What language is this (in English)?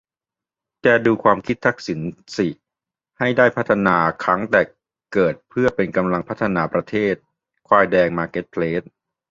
Thai